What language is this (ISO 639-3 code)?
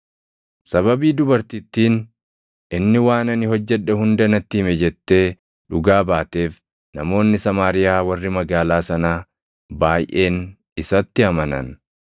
orm